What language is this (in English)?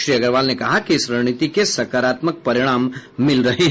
Hindi